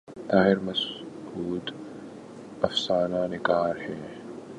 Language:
Urdu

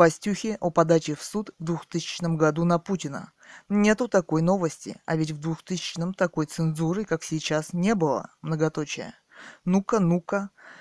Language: Russian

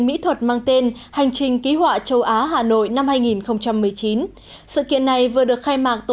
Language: Vietnamese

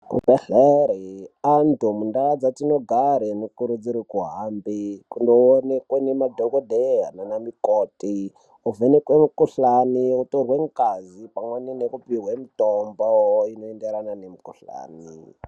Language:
Ndau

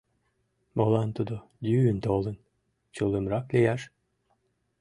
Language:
Mari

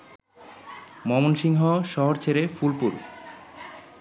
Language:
Bangla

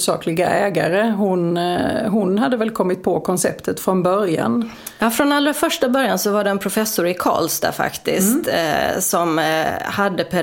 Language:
Swedish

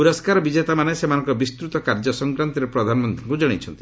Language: Odia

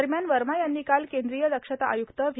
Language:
Marathi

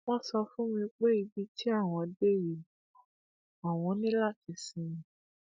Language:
Yoruba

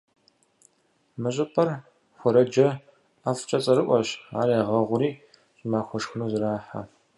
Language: Kabardian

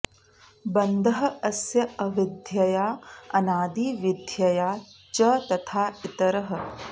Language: Sanskrit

